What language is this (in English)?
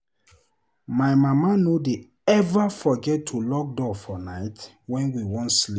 Nigerian Pidgin